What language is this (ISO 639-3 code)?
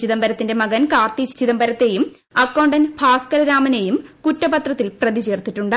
mal